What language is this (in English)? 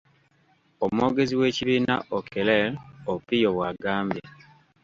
Ganda